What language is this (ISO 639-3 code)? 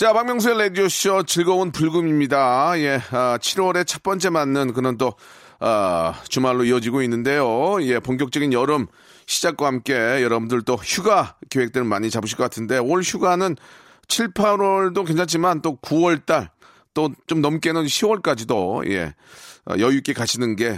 kor